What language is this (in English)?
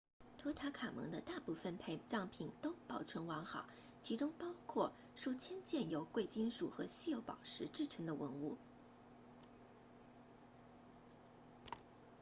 Chinese